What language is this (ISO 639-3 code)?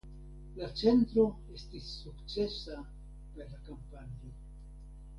epo